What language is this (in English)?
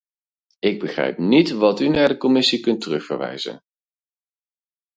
Dutch